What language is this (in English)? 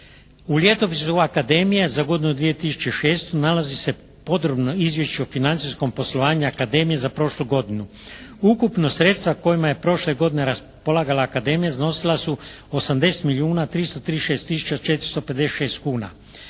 Croatian